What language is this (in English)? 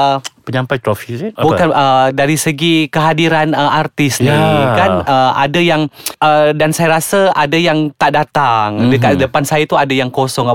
Malay